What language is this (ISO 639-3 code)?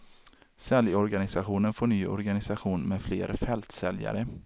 swe